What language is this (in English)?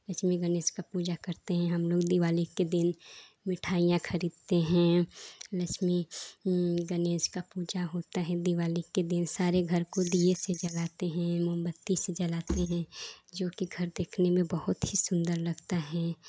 Hindi